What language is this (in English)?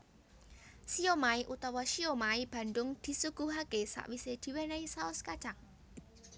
Javanese